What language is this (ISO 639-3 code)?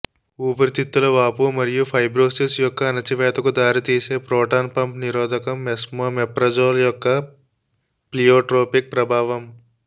tel